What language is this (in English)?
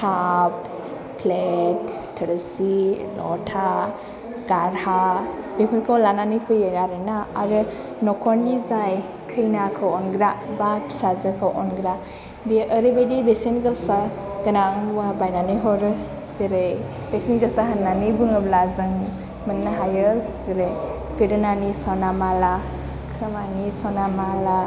Bodo